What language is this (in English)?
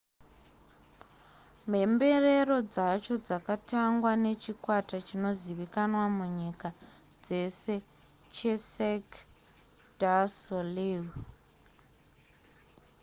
Shona